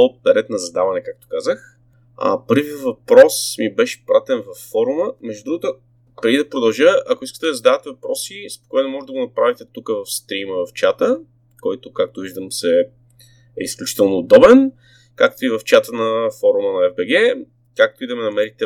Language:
Bulgarian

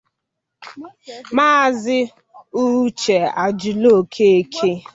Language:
Igbo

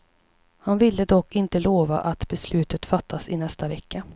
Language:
Swedish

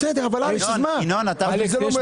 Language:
Hebrew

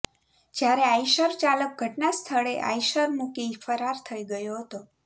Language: Gujarati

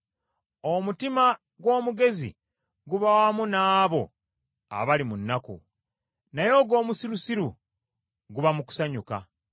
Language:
Ganda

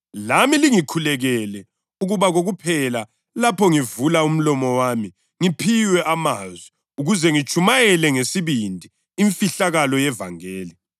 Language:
North Ndebele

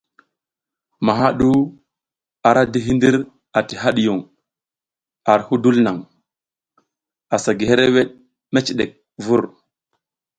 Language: South Giziga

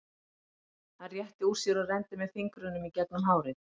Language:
Icelandic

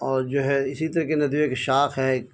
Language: Urdu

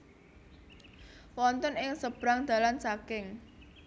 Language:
Javanese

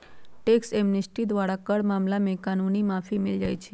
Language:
Magahi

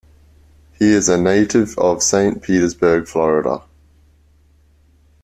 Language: English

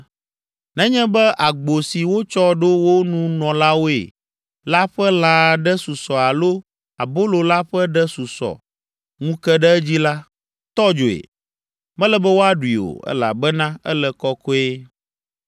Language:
Ewe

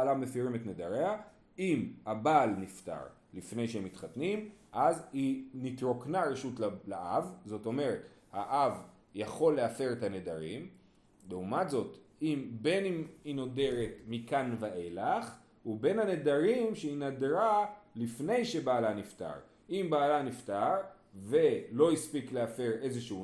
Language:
Hebrew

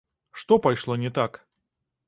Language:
Belarusian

